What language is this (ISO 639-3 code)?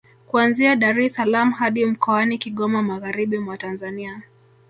swa